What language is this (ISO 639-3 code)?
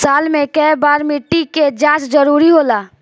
bho